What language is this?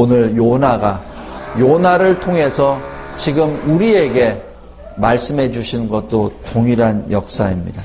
Korean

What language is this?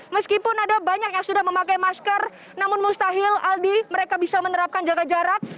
Indonesian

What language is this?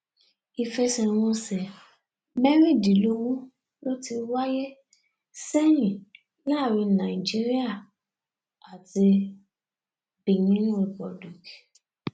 Yoruba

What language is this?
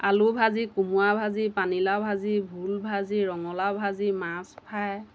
Assamese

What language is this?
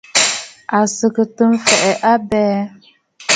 Bafut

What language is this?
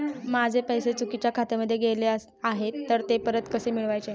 Marathi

